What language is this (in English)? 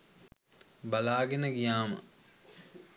Sinhala